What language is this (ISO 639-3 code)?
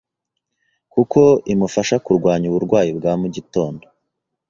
kin